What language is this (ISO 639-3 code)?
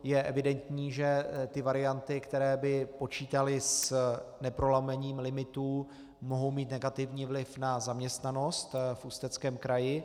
ces